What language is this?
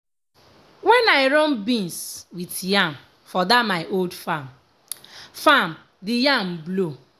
Nigerian Pidgin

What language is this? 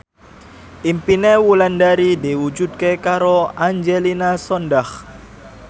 Javanese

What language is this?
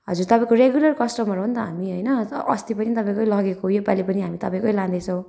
Nepali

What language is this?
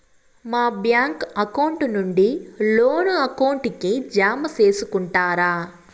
Telugu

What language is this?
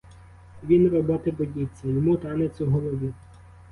Ukrainian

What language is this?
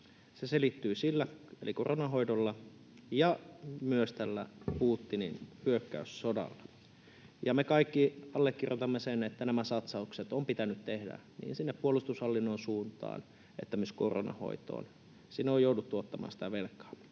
Finnish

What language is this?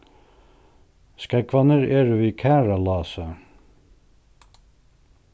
Faroese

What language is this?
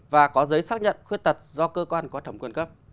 Vietnamese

